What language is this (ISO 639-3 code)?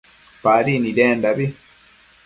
mcf